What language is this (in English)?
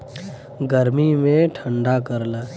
Bhojpuri